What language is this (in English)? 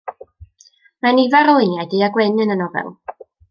Welsh